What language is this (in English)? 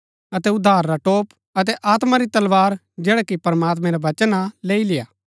Gaddi